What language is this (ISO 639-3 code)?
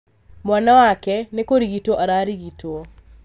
kik